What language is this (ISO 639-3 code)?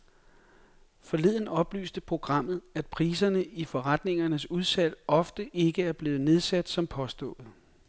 dan